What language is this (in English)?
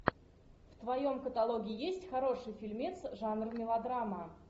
Russian